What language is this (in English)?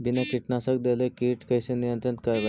Magahi